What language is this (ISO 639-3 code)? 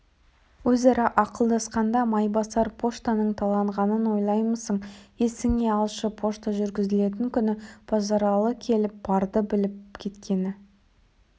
kaz